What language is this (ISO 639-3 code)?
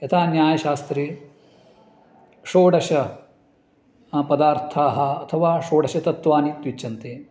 san